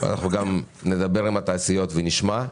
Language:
Hebrew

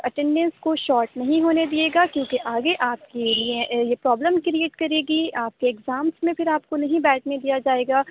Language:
Urdu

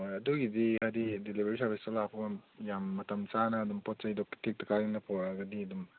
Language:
Manipuri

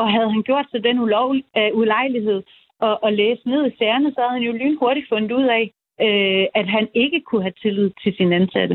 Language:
Danish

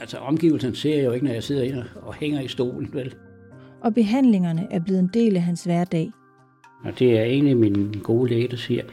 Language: Danish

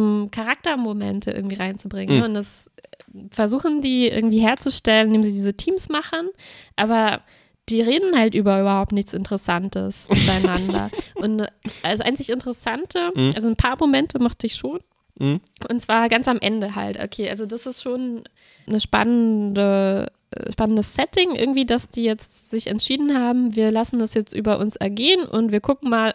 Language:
German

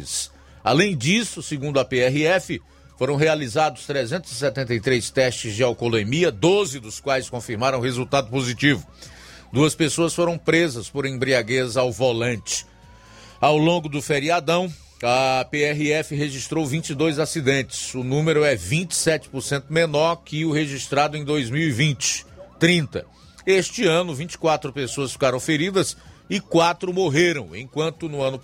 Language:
Portuguese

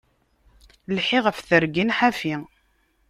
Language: Kabyle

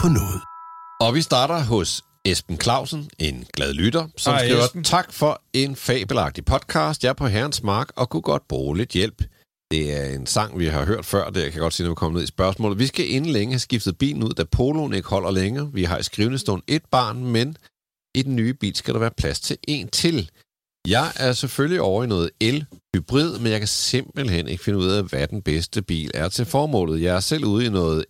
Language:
Danish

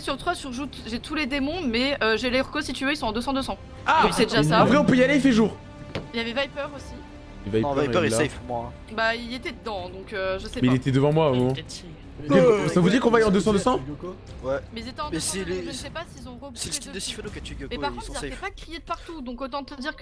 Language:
French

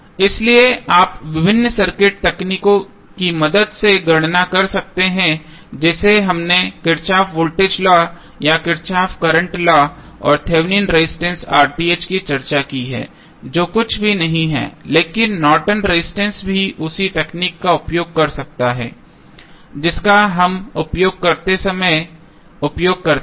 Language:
Hindi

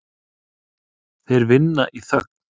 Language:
Icelandic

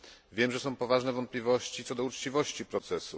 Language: Polish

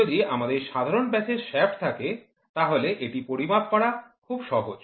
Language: Bangla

